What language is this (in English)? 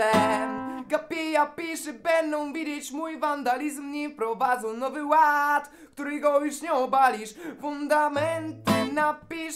Polish